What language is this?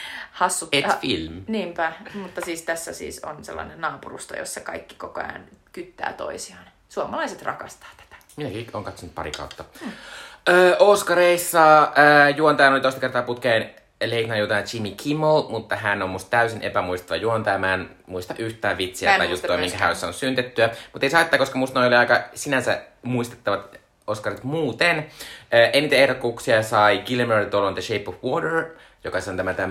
Finnish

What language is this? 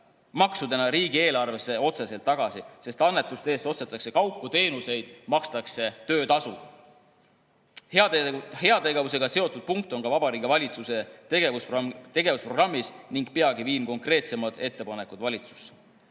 Estonian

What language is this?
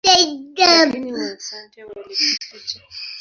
Swahili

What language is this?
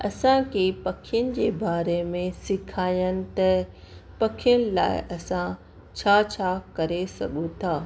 Sindhi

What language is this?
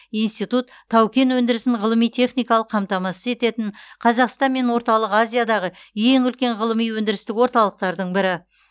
Kazakh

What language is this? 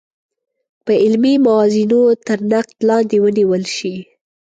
Pashto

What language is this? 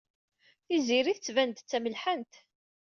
Kabyle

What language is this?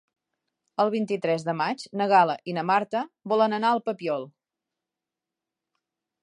Catalan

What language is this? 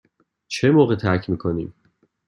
Persian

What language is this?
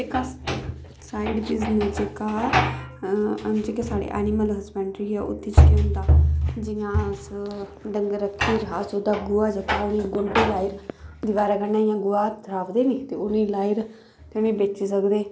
Dogri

